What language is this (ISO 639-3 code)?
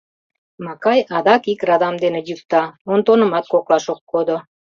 chm